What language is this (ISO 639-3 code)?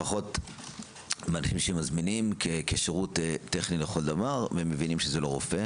heb